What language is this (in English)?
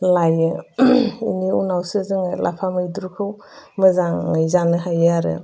Bodo